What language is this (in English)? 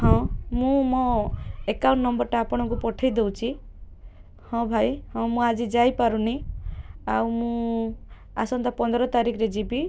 Odia